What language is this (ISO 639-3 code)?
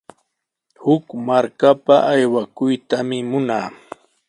qws